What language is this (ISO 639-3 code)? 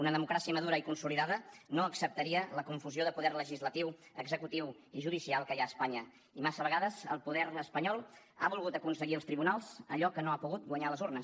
cat